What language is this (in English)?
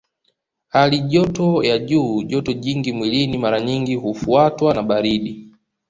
Swahili